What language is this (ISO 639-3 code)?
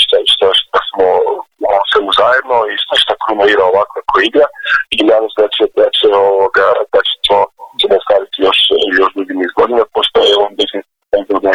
hrv